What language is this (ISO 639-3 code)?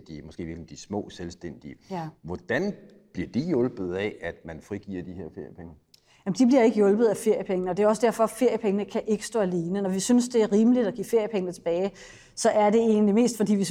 dan